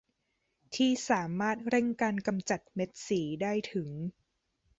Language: Thai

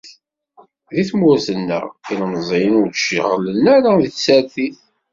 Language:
Kabyle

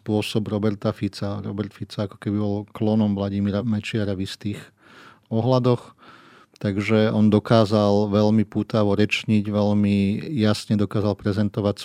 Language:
Slovak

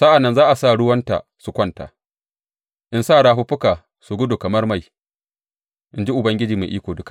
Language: Hausa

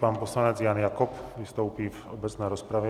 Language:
Czech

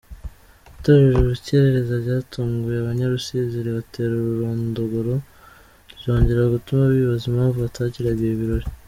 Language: Kinyarwanda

